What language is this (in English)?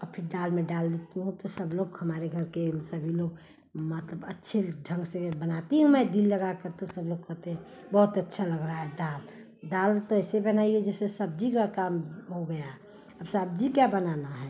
Hindi